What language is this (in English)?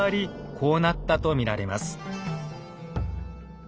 Japanese